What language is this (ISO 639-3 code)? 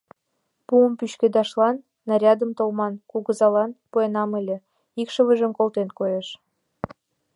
chm